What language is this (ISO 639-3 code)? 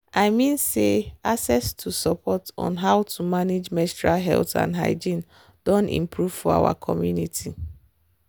pcm